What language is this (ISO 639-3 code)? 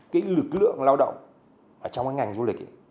vie